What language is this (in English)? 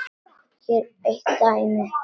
Icelandic